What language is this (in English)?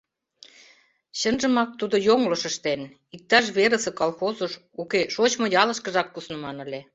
Mari